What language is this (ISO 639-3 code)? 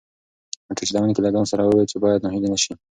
pus